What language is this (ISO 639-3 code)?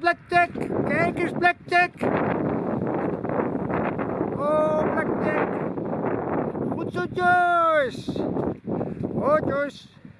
nld